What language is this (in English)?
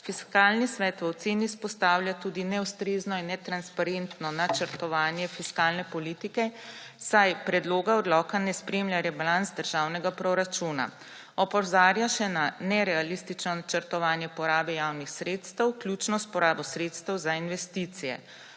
Slovenian